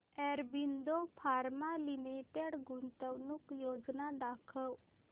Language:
Marathi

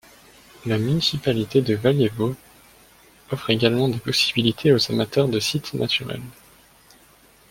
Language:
French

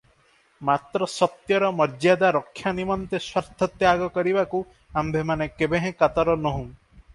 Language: Odia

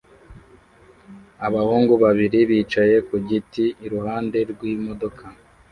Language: Kinyarwanda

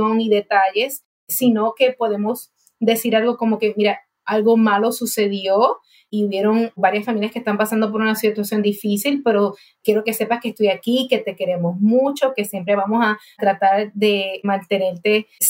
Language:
Spanish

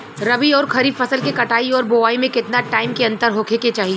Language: Bhojpuri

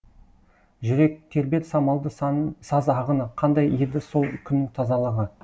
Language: Kazakh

